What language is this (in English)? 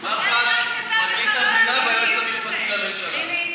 Hebrew